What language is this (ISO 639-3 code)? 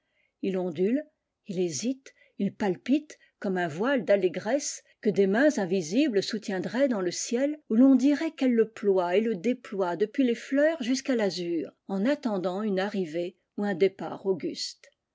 fra